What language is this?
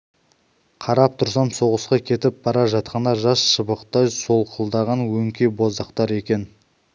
Kazakh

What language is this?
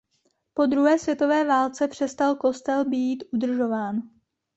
Czech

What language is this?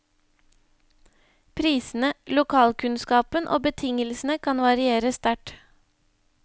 Norwegian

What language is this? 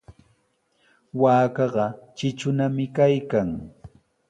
Sihuas Ancash Quechua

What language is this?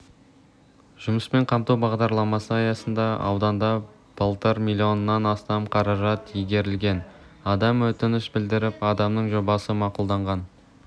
Kazakh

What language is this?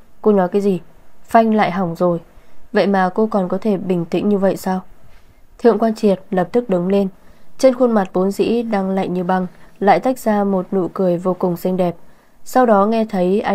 Vietnamese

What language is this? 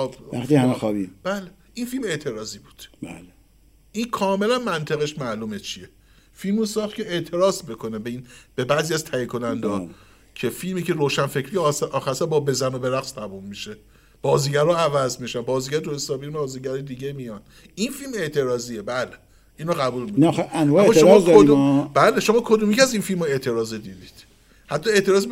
Persian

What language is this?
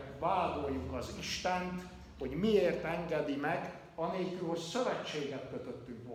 Hungarian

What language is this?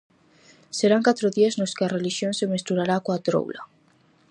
Galician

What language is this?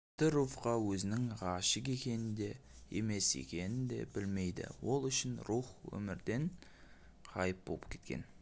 Kazakh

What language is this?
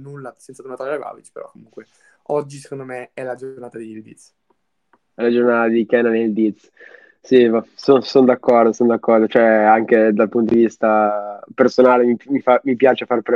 Italian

